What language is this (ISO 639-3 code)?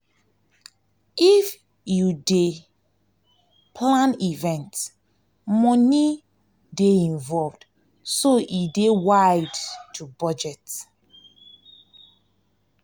pcm